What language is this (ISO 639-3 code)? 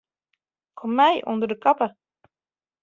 fry